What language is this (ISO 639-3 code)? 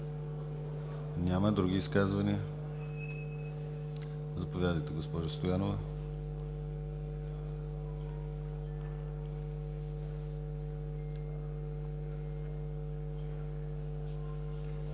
bul